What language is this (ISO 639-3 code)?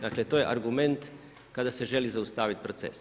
hrv